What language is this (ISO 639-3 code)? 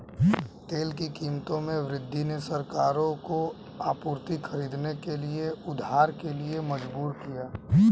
hin